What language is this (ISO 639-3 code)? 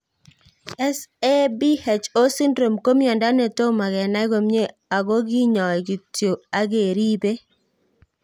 kln